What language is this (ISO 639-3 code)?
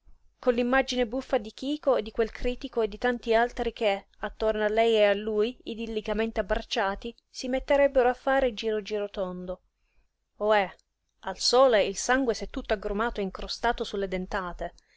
ita